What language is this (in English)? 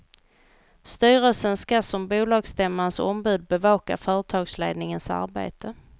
Swedish